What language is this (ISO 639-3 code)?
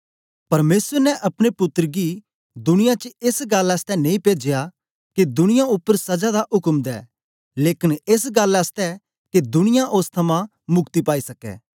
doi